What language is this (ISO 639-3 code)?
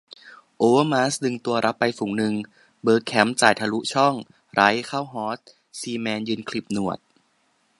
tha